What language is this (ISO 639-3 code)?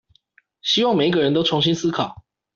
zho